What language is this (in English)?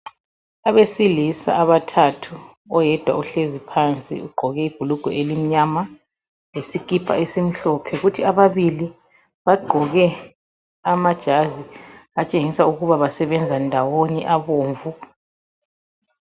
North Ndebele